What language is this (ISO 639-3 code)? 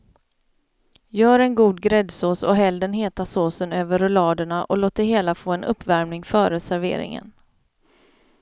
swe